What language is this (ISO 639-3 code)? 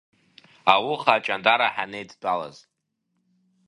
abk